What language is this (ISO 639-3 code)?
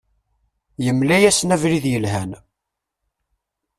kab